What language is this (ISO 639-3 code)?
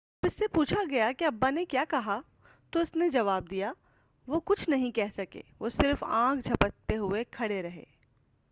urd